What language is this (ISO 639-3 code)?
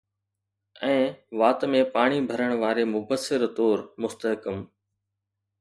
snd